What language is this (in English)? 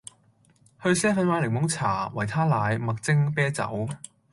Cantonese